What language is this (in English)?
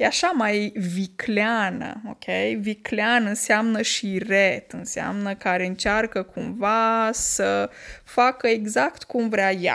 Romanian